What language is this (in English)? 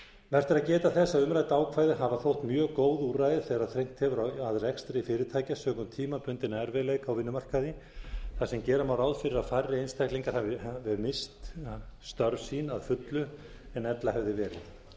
Icelandic